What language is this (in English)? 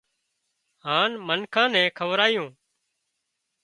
Wadiyara Koli